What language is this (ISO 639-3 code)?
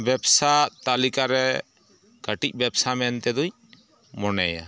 sat